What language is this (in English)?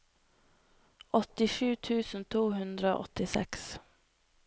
Norwegian